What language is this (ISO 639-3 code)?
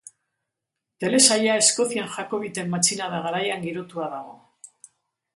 eus